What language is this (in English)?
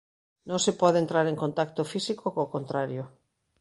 Galician